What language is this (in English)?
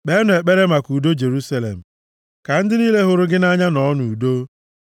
Igbo